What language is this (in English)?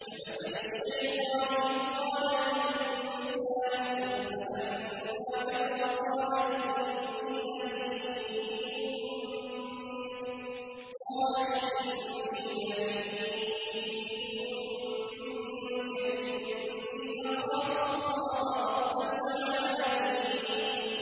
Arabic